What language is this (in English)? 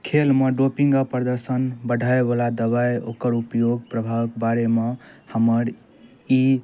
Maithili